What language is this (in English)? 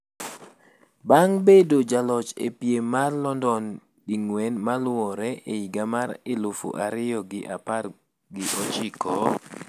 Luo (Kenya and Tanzania)